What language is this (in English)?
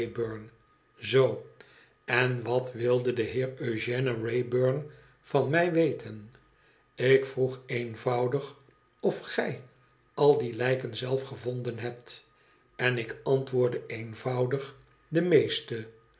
Dutch